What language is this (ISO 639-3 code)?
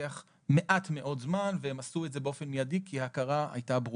heb